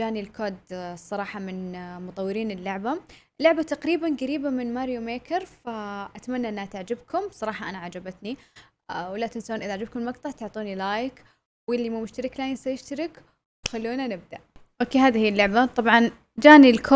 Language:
Arabic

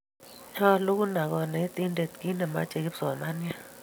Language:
Kalenjin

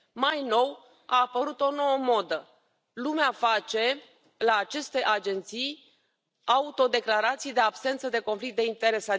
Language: Romanian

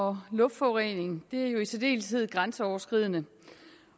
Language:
Danish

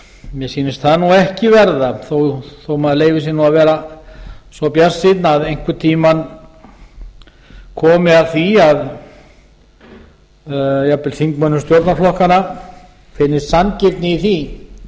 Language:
Icelandic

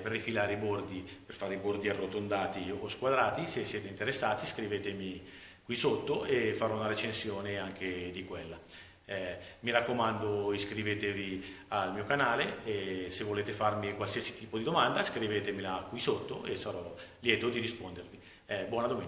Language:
Italian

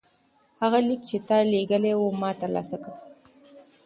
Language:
Pashto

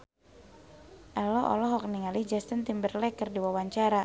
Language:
Sundanese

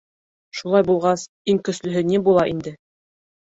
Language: Bashkir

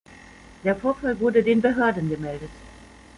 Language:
German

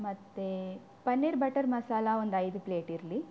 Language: Kannada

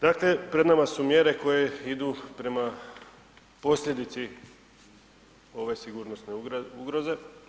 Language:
Croatian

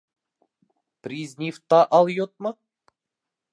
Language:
Bashkir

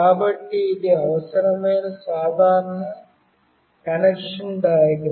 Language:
Telugu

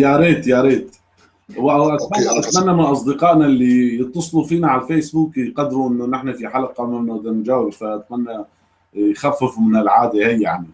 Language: Arabic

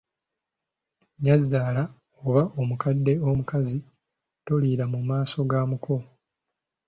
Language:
Ganda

